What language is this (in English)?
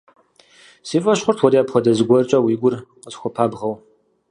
Kabardian